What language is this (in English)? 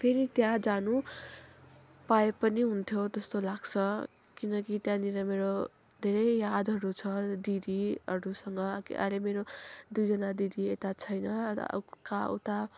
Nepali